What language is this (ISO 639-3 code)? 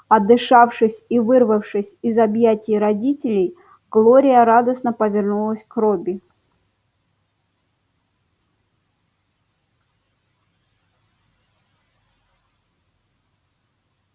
rus